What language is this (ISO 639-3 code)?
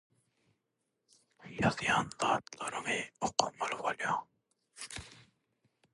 tuk